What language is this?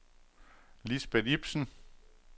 Danish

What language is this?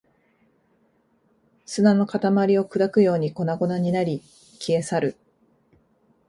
Japanese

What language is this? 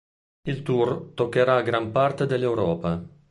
Italian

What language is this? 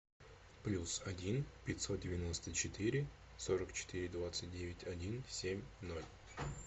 Russian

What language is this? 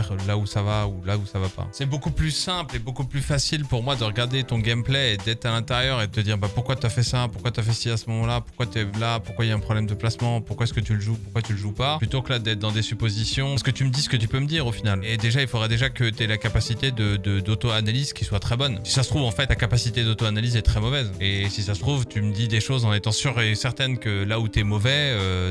French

